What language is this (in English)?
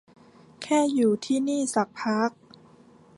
Thai